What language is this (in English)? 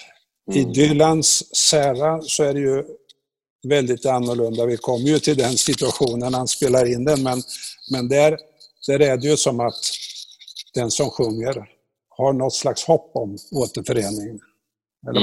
Swedish